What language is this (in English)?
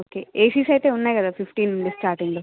Telugu